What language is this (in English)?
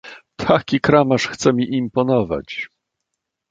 Polish